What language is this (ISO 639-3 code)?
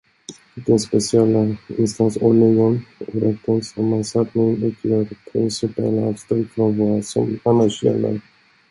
swe